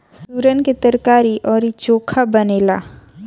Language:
Bhojpuri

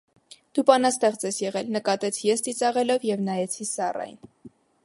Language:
Armenian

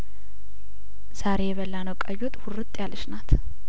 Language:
Amharic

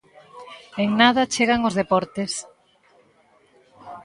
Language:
Galician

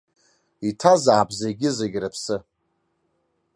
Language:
Abkhazian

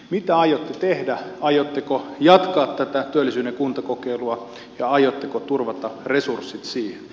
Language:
Finnish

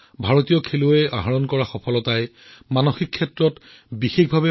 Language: Assamese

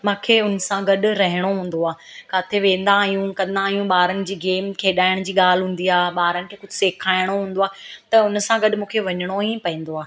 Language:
Sindhi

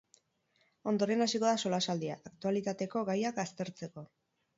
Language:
Basque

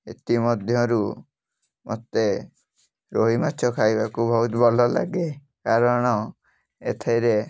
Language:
Odia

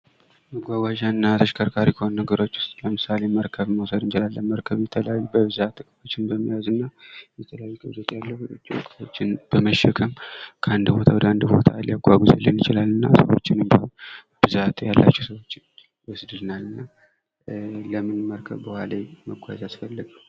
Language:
Amharic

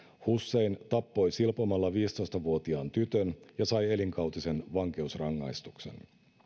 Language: Finnish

